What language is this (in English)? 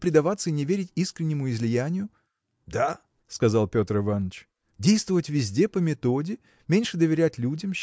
Russian